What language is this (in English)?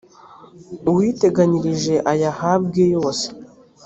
Kinyarwanda